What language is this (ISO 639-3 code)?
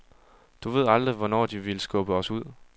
dan